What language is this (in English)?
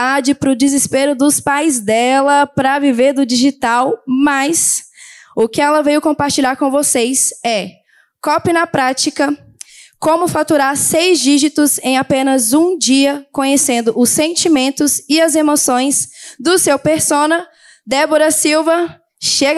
Portuguese